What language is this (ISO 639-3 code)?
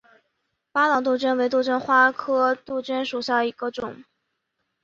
zho